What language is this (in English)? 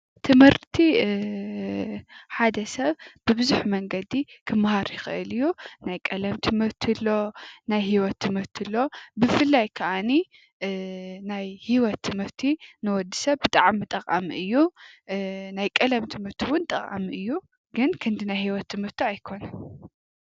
Tigrinya